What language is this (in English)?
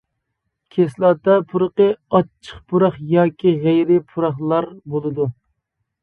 Uyghur